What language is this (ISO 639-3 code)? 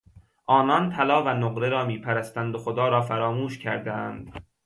fas